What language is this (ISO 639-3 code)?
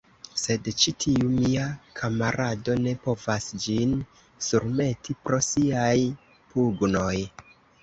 epo